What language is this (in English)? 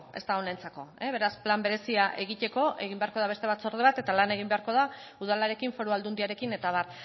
Basque